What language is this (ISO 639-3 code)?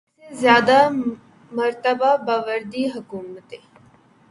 urd